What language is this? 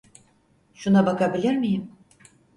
Turkish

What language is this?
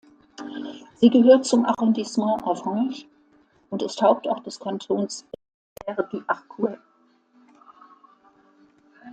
German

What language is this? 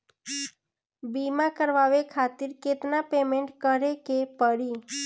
Bhojpuri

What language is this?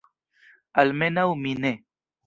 Esperanto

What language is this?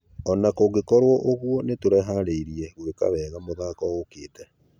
Kikuyu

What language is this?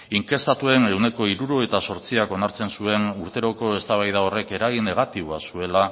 Basque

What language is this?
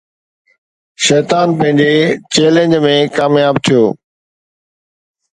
Sindhi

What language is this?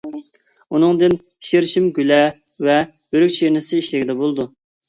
Uyghur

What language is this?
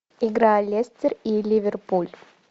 Russian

